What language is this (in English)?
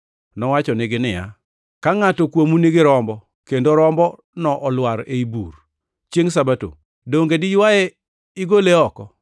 Luo (Kenya and Tanzania)